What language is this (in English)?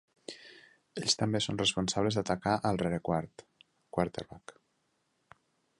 Catalan